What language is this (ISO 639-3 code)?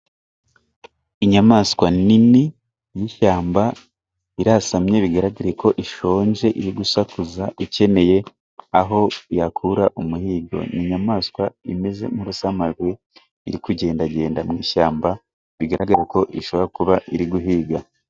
kin